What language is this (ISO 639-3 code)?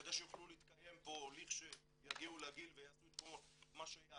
heb